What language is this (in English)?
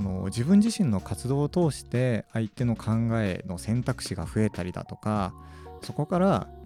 Japanese